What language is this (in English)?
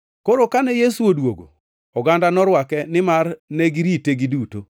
Luo (Kenya and Tanzania)